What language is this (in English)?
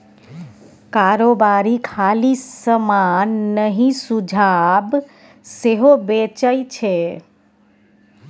Maithili